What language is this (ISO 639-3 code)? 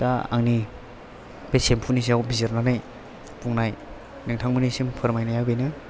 brx